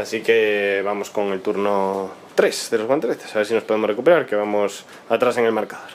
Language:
Spanish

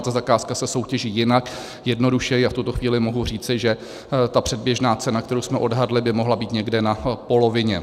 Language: Czech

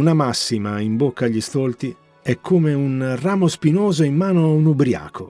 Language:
Italian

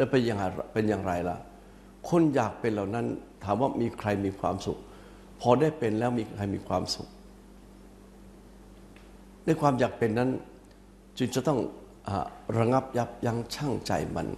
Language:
Thai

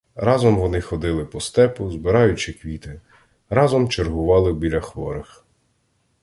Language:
Ukrainian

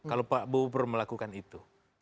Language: Indonesian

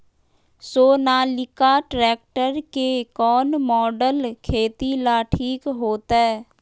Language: Magahi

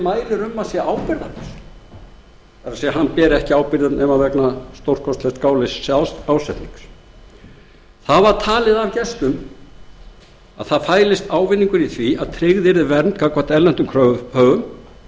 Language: Icelandic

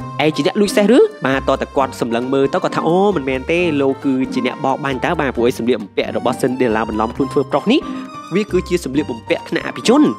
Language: Thai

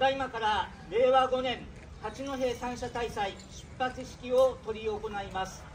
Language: Japanese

